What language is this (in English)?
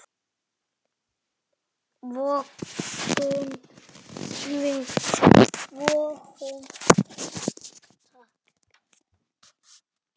Icelandic